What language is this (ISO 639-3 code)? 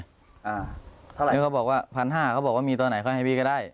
tha